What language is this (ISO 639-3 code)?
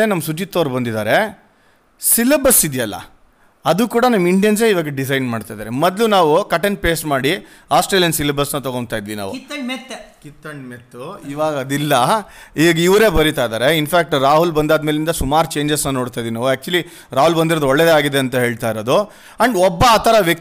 kan